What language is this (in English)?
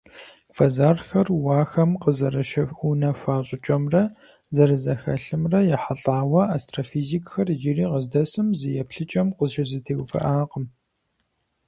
Kabardian